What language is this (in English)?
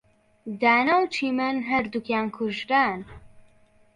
Central Kurdish